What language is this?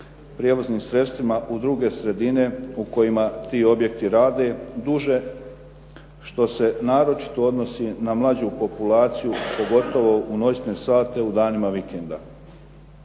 Croatian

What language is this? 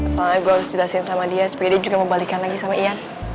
Indonesian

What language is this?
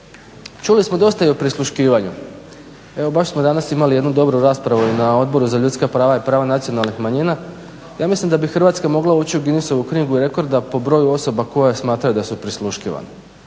Croatian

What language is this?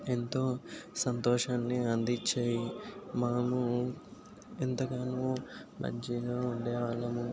Telugu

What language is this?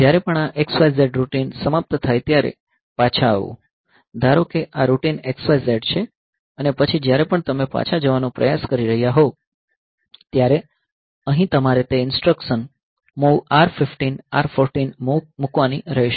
Gujarati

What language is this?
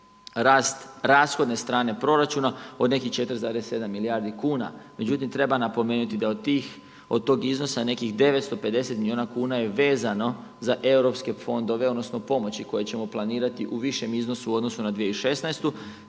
Croatian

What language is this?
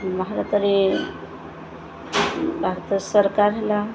Odia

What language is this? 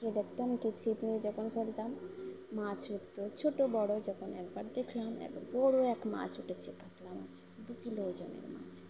Bangla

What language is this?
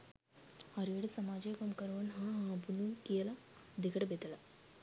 Sinhala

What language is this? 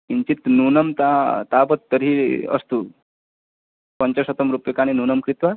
Sanskrit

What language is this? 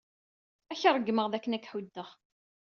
Kabyle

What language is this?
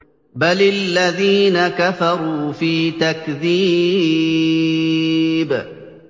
Arabic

